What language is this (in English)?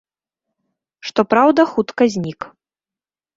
Belarusian